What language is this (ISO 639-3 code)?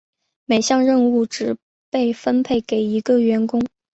zho